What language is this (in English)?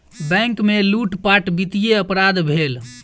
Maithili